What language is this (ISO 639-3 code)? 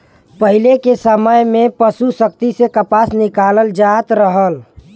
bho